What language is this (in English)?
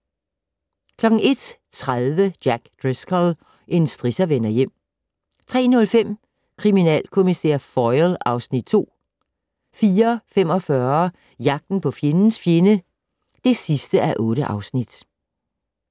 Danish